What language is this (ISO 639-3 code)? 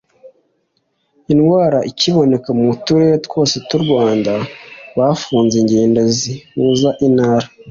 kin